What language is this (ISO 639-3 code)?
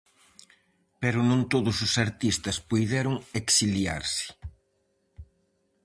glg